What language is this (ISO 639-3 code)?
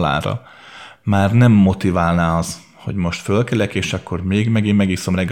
hun